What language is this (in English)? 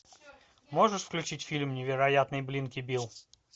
Russian